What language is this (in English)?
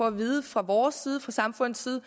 Danish